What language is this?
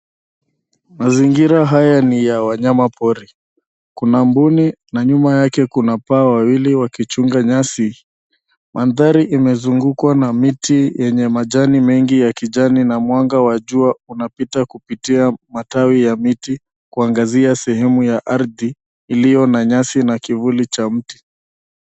Swahili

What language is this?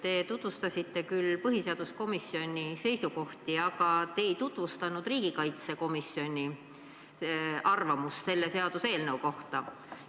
Estonian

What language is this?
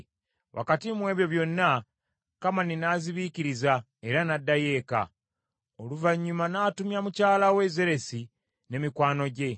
Ganda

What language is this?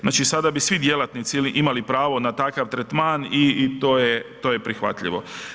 Croatian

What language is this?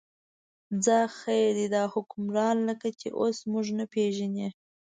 Pashto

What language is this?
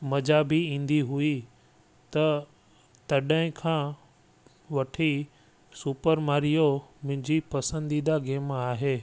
Sindhi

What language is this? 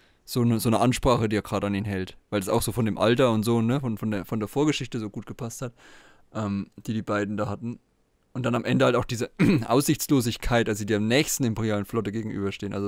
German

